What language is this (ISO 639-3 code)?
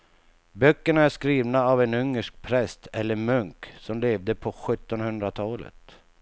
swe